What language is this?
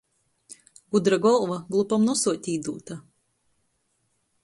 Latgalian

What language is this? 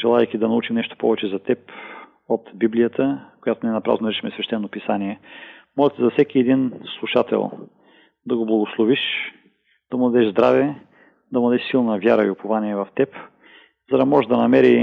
Bulgarian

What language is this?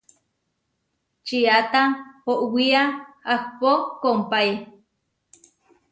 Huarijio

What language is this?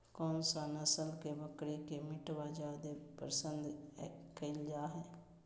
Magahi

